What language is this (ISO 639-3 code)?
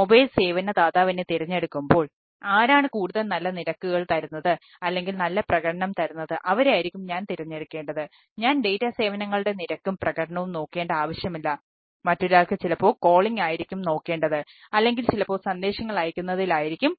mal